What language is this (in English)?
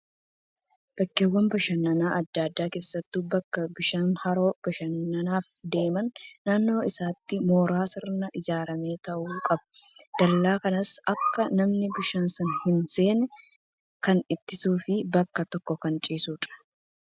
Oromo